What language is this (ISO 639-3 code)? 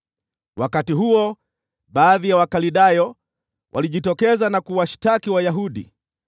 swa